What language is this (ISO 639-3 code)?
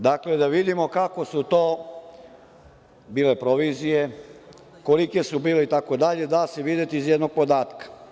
srp